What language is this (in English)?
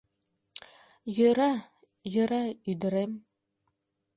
Mari